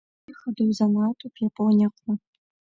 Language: Abkhazian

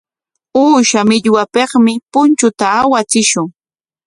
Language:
Corongo Ancash Quechua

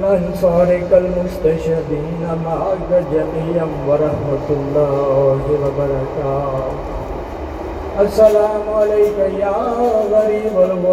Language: Urdu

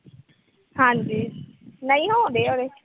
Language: Punjabi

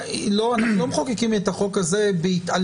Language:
Hebrew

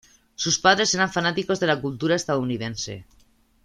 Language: Spanish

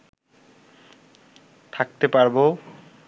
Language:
Bangla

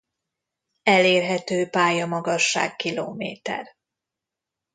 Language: Hungarian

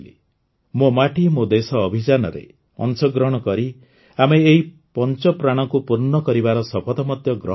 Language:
Odia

